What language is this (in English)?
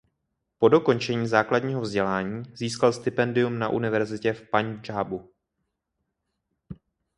Czech